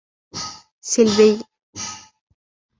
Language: Arabic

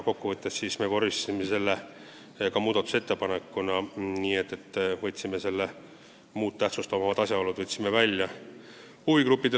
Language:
Estonian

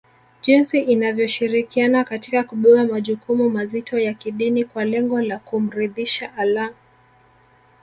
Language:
Swahili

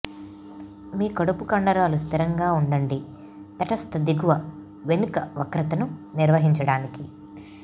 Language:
Telugu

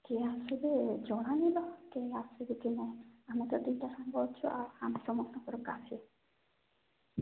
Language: Odia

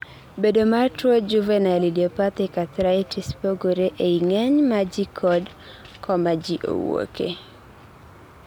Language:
Luo (Kenya and Tanzania)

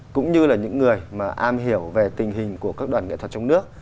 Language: Vietnamese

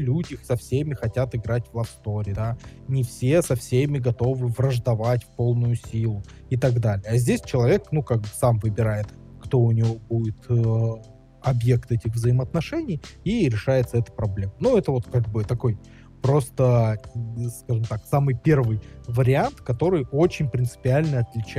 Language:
Russian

